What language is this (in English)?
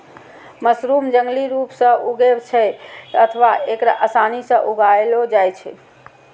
Maithili